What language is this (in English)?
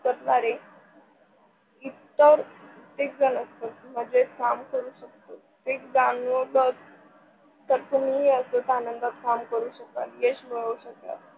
Marathi